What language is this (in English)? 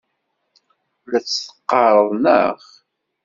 Kabyle